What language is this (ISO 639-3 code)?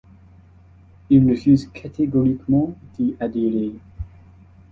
fra